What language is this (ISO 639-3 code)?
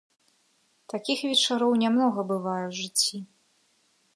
bel